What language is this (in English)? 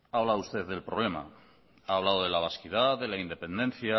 Spanish